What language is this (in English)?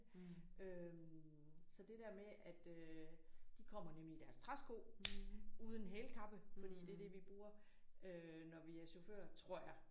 Danish